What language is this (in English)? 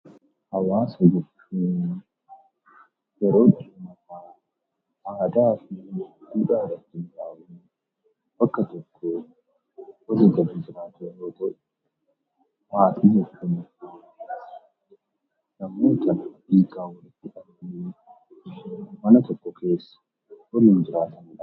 Oromo